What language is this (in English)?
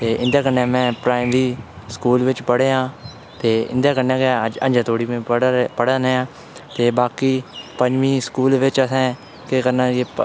Dogri